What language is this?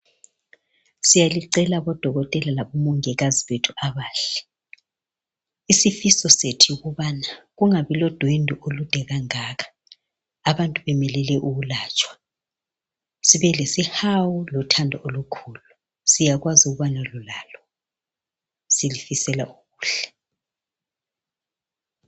North Ndebele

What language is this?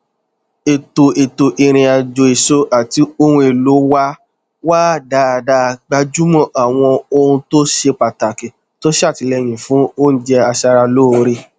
Yoruba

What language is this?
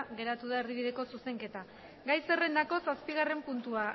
Basque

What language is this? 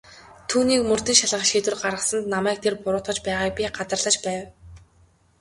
Mongolian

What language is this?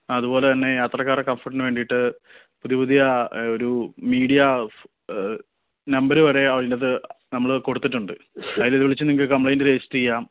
Malayalam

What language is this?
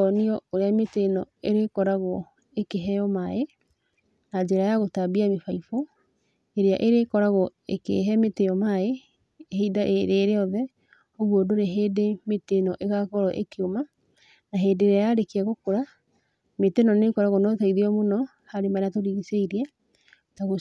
Kikuyu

